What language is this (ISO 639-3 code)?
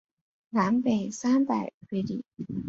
zho